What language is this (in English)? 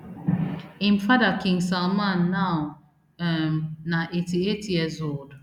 Nigerian Pidgin